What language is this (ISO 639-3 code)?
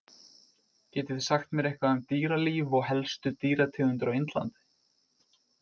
isl